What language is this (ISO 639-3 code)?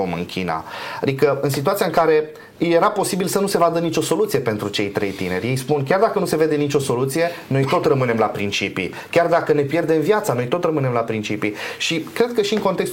ron